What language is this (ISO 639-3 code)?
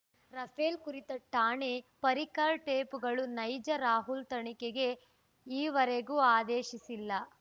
kan